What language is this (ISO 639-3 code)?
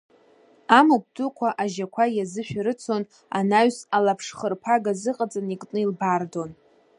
abk